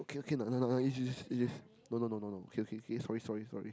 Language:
English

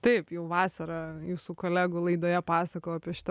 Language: Lithuanian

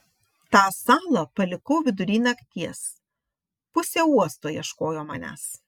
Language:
Lithuanian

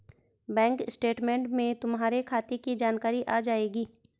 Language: Hindi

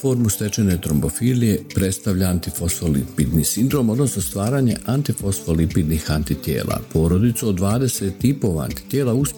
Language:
Croatian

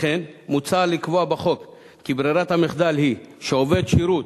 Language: Hebrew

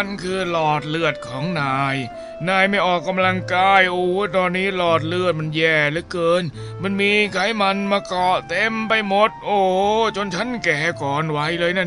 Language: Thai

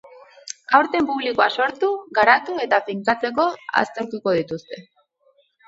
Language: Basque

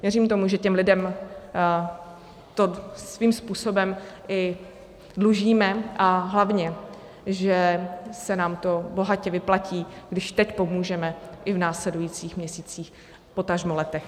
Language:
Czech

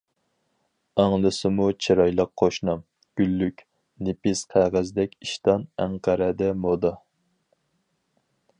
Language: Uyghur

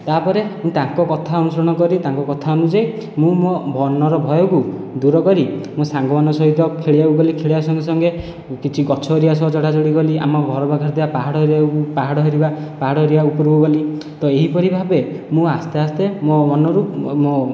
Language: Odia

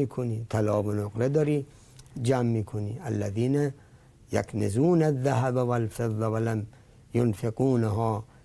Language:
Persian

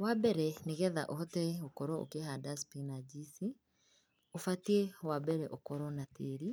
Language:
Kikuyu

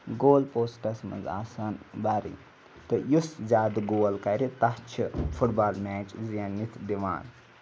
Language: Kashmiri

